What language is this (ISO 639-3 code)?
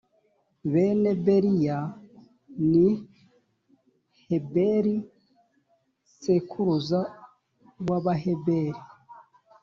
kin